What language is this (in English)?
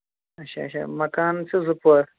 Kashmiri